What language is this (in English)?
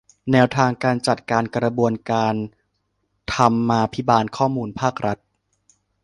Thai